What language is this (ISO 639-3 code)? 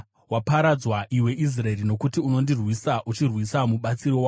sna